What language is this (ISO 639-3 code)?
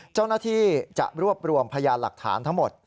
tha